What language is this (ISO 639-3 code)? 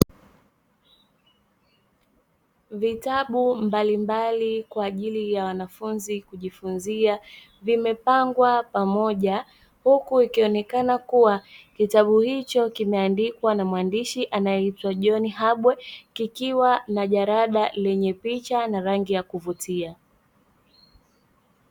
swa